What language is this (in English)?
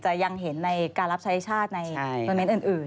Thai